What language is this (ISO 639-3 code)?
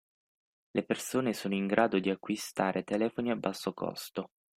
ita